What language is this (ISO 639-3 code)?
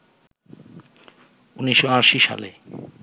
ben